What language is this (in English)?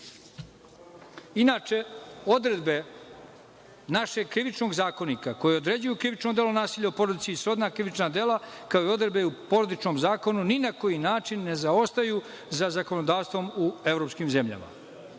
Serbian